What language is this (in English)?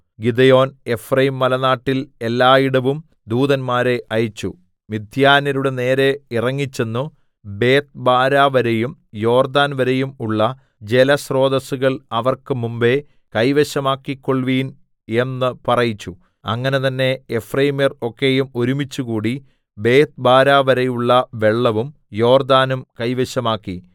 Malayalam